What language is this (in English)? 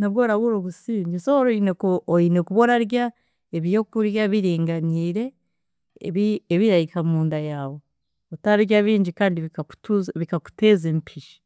Chiga